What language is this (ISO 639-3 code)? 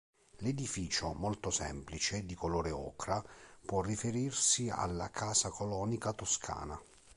ita